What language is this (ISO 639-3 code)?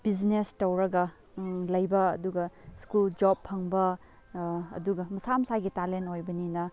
mni